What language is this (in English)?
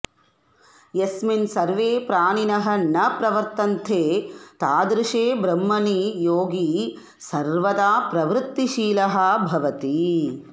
Sanskrit